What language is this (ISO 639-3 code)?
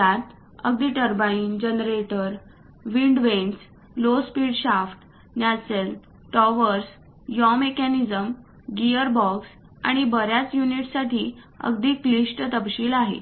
mar